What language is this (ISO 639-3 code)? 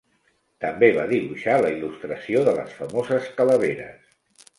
cat